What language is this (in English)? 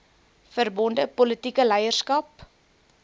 Afrikaans